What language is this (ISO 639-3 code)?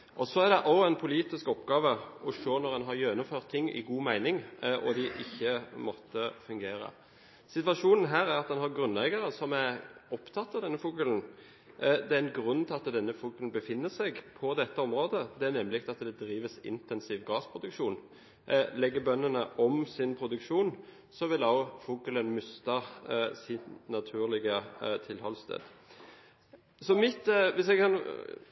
nob